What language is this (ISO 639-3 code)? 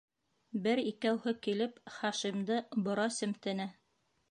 bak